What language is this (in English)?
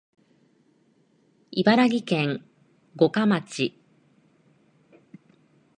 Japanese